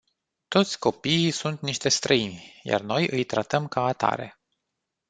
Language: Romanian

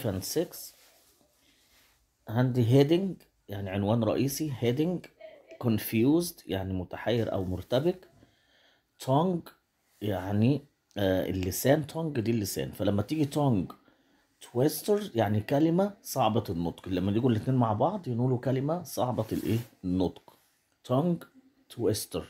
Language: Arabic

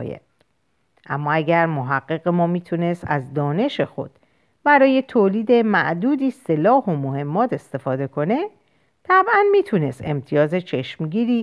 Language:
Persian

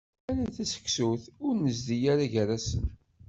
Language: Kabyle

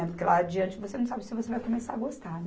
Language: Portuguese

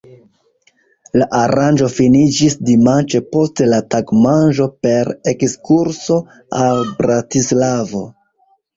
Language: Esperanto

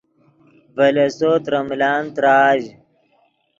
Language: Yidgha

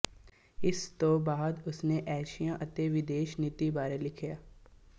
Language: Punjabi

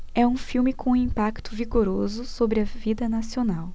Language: Portuguese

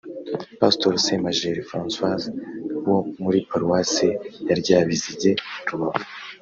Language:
Kinyarwanda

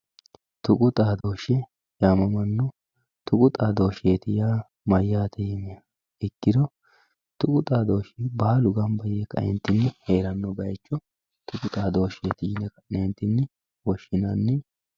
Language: Sidamo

